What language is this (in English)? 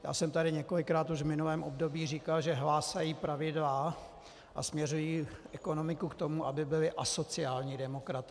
Czech